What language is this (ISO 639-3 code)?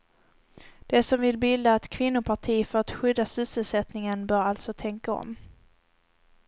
swe